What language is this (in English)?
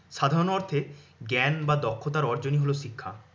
Bangla